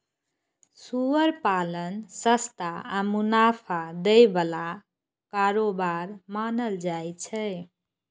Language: Maithili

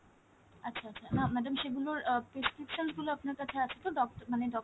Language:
Bangla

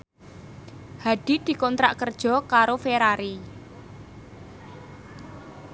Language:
Javanese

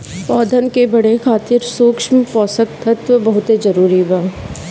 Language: Bhojpuri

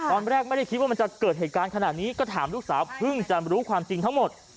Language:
Thai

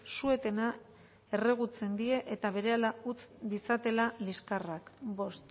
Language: Basque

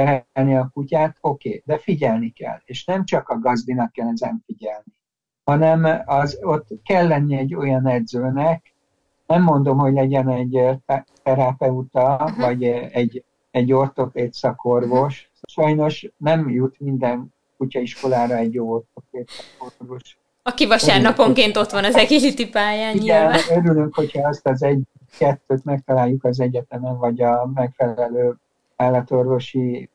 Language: Hungarian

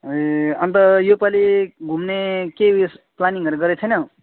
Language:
Nepali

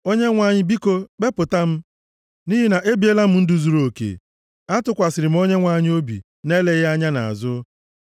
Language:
Igbo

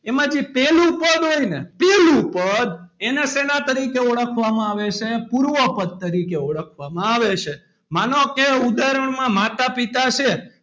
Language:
Gujarati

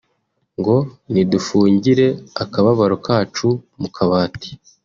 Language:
Kinyarwanda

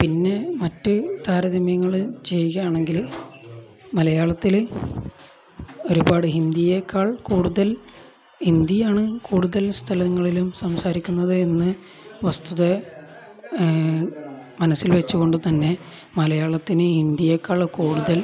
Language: Malayalam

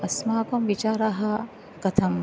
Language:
Sanskrit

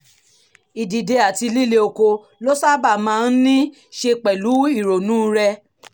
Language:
Yoruba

